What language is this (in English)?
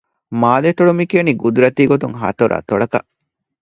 Divehi